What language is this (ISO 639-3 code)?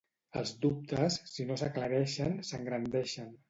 cat